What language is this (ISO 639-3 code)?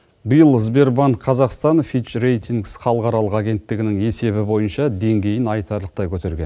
kaz